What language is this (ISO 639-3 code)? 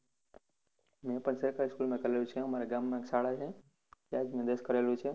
guj